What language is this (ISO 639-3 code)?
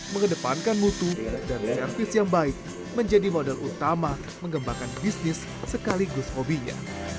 ind